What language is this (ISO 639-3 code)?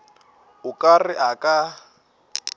nso